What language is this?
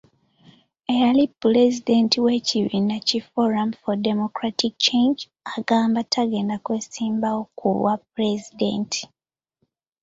Ganda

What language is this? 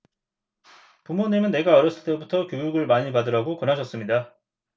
Korean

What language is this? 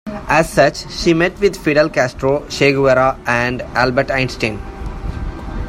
English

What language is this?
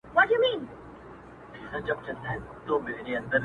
Pashto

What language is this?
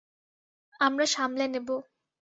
Bangla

